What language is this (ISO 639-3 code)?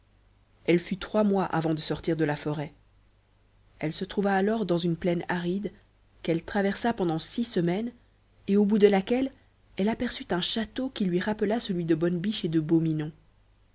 fra